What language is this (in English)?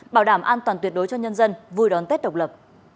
Vietnamese